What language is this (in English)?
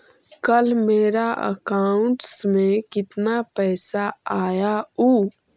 Magahi